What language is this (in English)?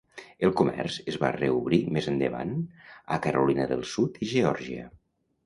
Catalan